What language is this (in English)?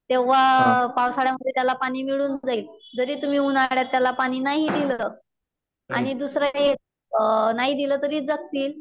Marathi